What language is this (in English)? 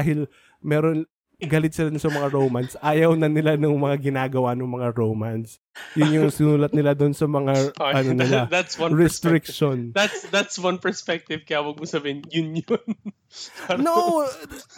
Filipino